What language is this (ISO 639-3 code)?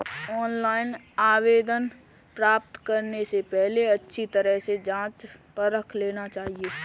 hin